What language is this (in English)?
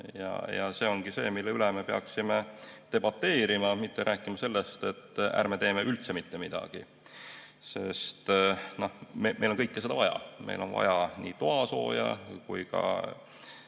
Estonian